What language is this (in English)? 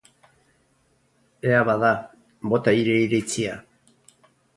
Basque